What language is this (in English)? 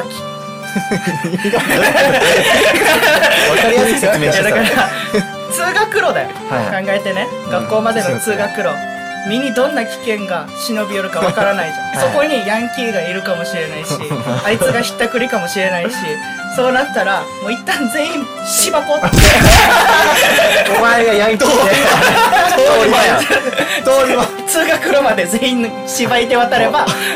Japanese